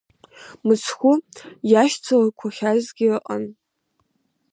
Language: Abkhazian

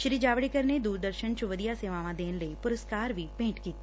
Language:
Punjabi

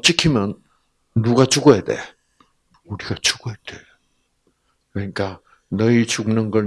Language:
Korean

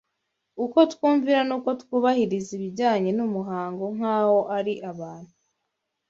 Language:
Kinyarwanda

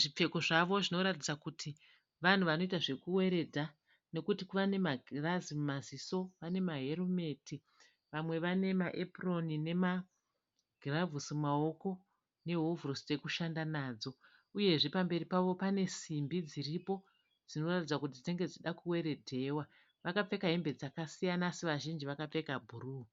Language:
Shona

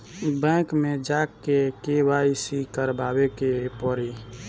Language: Bhojpuri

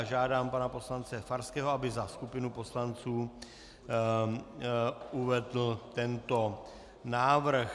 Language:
Czech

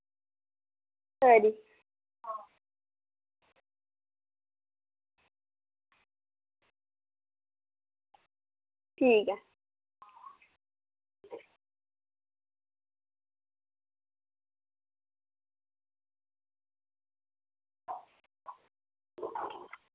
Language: Dogri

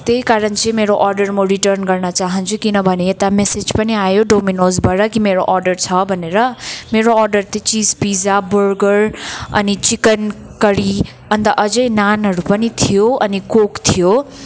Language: Nepali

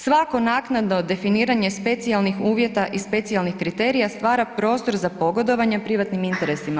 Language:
Croatian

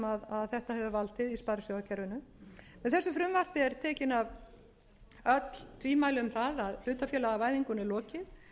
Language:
Icelandic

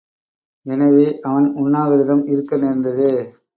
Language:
Tamil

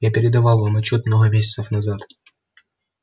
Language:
Russian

